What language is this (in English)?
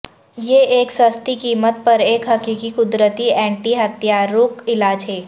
Urdu